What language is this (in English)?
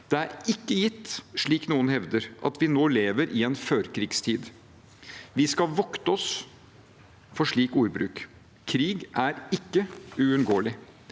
Norwegian